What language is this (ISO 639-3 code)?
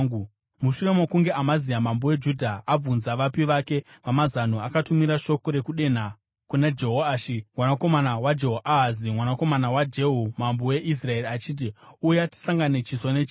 sna